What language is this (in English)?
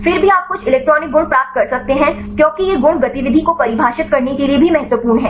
Hindi